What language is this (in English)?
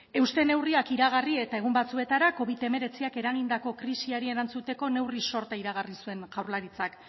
Basque